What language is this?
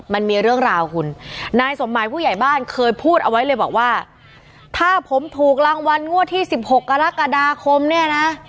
Thai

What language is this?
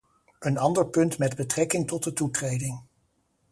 Dutch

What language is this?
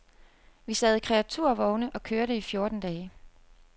Danish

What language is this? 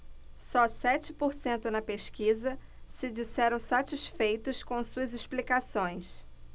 Portuguese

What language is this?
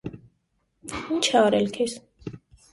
Armenian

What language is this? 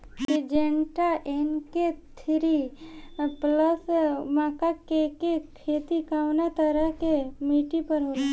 Bhojpuri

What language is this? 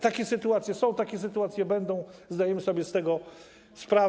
Polish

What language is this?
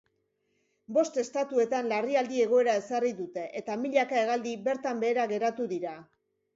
Basque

